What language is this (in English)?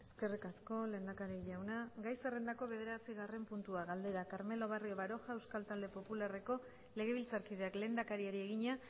Basque